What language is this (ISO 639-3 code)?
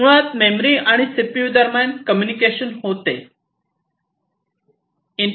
mar